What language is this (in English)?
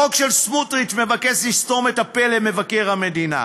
Hebrew